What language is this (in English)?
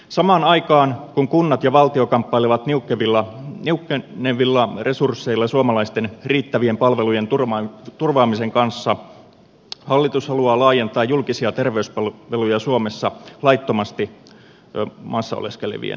Finnish